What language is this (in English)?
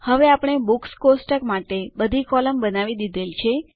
Gujarati